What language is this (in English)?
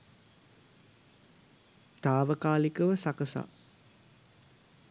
Sinhala